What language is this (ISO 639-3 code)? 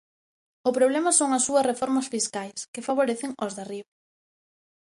glg